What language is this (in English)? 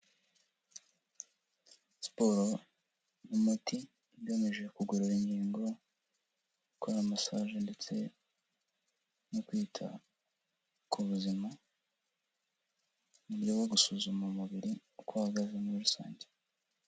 Kinyarwanda